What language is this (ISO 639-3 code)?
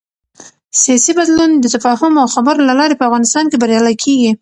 pus